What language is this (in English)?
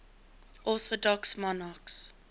English